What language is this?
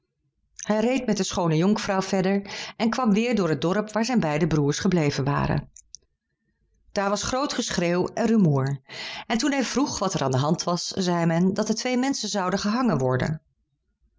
Dutch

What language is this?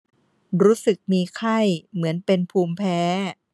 Thai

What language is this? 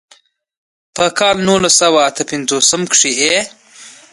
Pashto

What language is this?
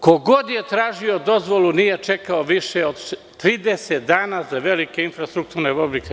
Serbian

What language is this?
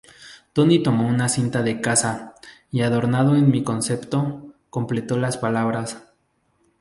Spanish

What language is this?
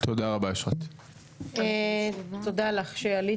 Hebrew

